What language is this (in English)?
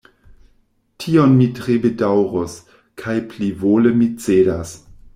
Esperanto